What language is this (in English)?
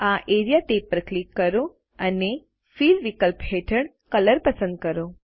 Gujarati